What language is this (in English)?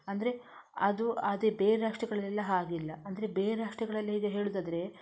Kannada